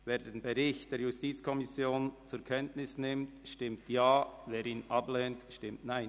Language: Swiss German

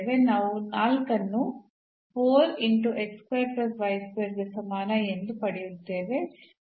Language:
Kannada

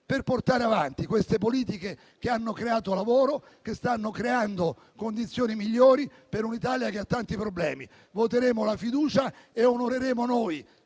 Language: Italian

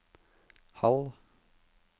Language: Norwegian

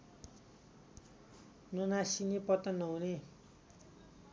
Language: Nepali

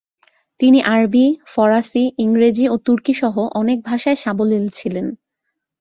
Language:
Bangla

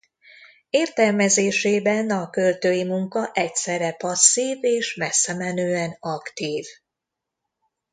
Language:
Hungarian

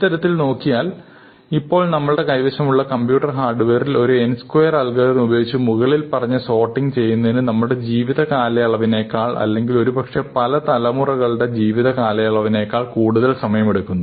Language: Malayalam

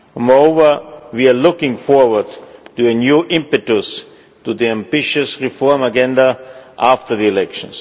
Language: English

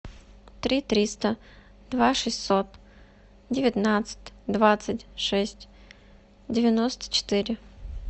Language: Russian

